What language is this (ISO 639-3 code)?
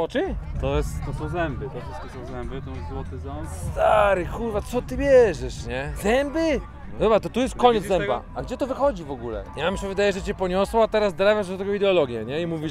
pol